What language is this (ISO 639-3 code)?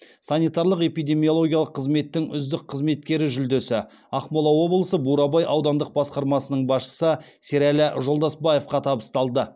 kaz